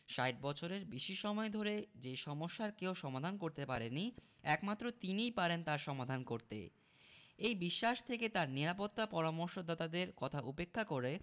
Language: Bangla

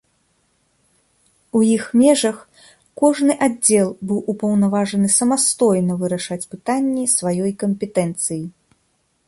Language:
Belarusian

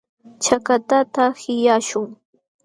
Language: Jauja Wanca Quechua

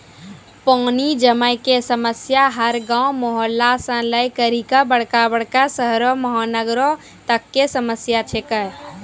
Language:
Maithili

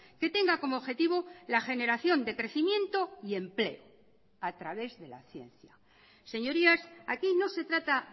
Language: Spanish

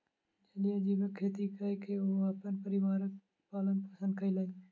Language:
Maithili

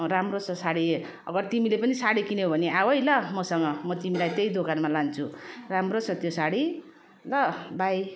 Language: Nepali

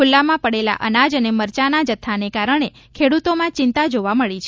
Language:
Gujarati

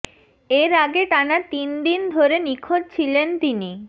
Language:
Bangla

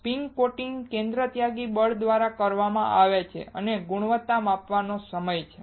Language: Gujarati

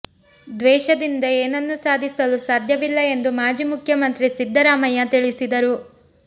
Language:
Kannada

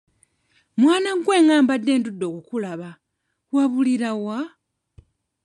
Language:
Ganda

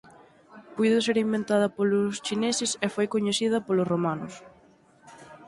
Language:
Galician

